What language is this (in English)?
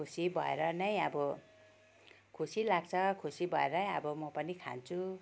Nepali